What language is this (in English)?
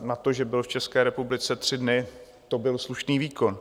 Czech